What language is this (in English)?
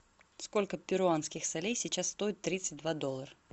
Russian